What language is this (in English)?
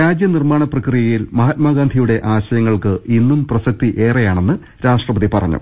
Malayalam